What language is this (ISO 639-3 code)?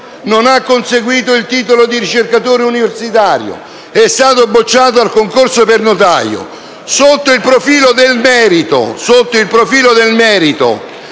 ita